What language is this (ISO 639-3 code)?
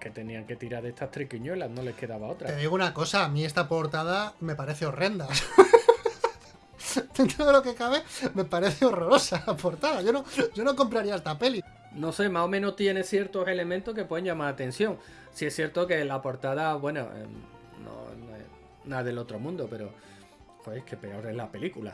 spa